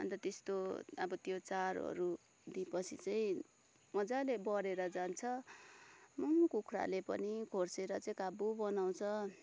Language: Nepali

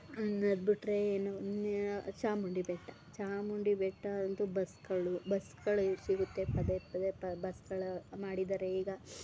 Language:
Kannada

